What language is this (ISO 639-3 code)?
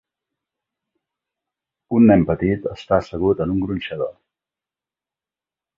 cat